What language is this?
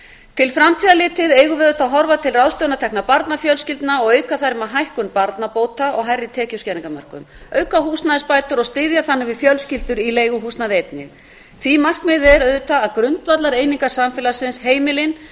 Icelandic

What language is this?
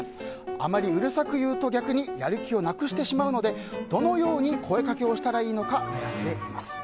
Japanese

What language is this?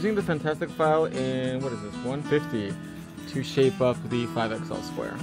English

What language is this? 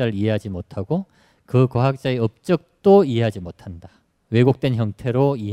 Korean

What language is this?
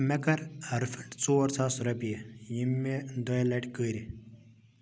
Kashmiri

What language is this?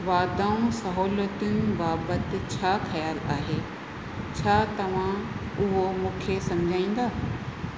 Sindhi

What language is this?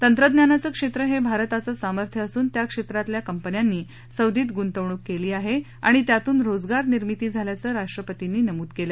Marathi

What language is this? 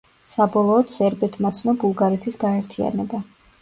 Georgian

